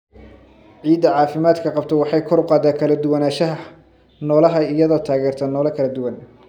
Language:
Somali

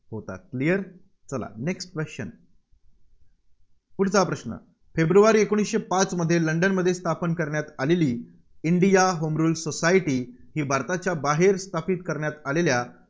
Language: Marathi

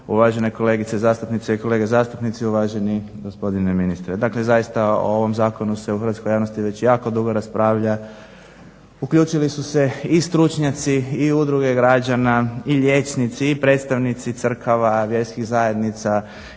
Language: Croatian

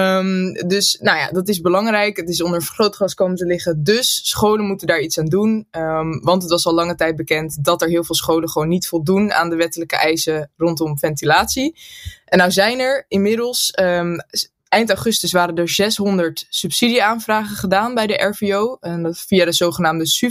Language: Dutch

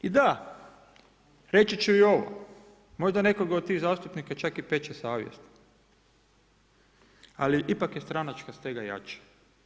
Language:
Croatian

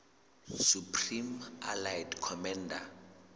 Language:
Southern Sotho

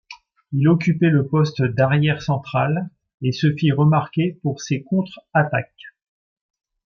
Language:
French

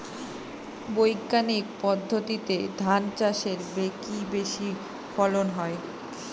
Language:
Bangla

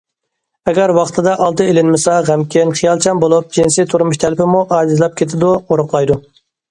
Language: Uyghur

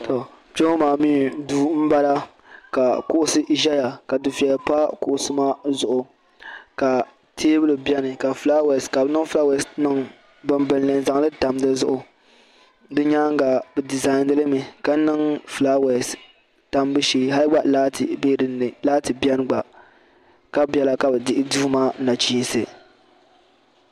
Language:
Dagbani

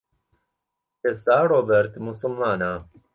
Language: Central Kurdish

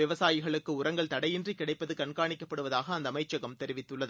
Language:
Tamil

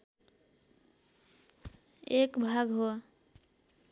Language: Nepali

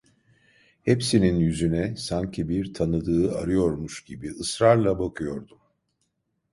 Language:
Turkish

